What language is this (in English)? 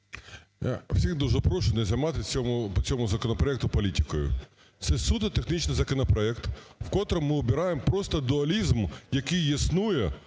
Ukrainian